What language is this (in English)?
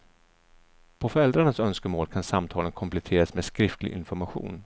Swedish